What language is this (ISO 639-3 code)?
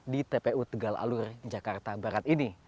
ind